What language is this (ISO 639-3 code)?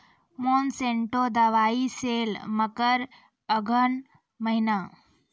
mai